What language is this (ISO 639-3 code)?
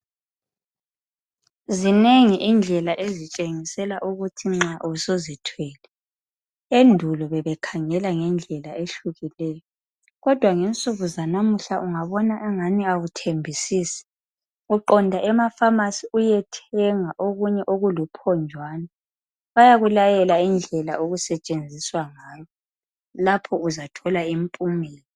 nde